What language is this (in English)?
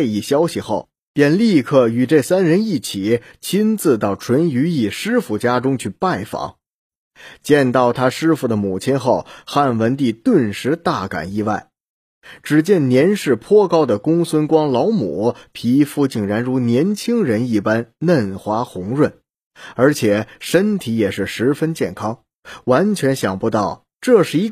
Chinese